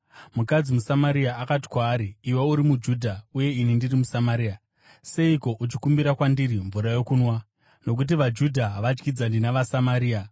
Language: Shona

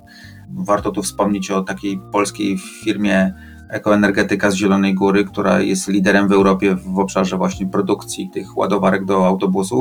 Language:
Polish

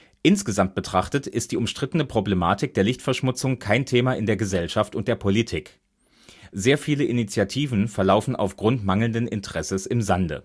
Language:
German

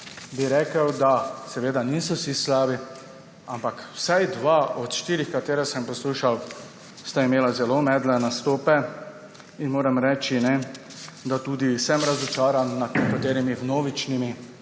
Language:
Slovenian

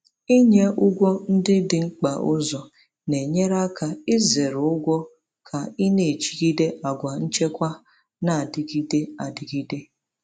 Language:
Igbo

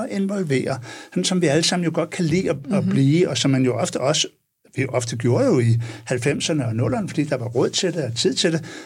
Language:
Danish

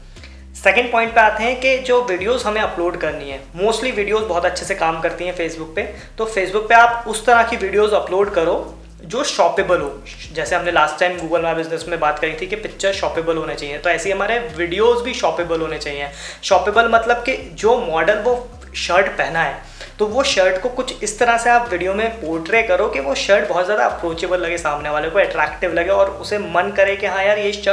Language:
Hindi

